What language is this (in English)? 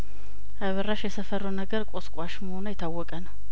Amharic